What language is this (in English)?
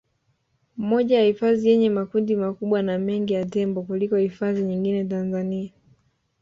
Swahili